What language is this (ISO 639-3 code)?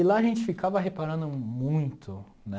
por